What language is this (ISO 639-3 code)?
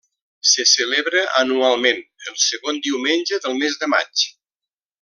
cat